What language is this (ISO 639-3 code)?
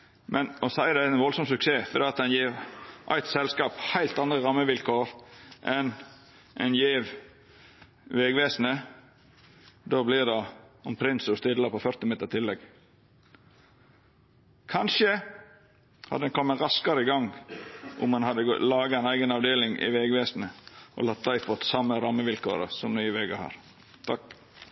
nno